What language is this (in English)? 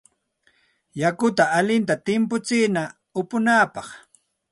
Santa Ana de Tusi Pasco Quechua